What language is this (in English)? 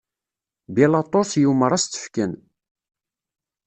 Kabyle